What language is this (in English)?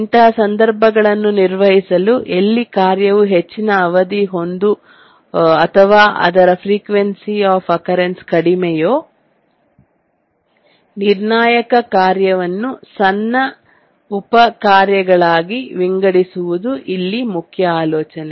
Kannada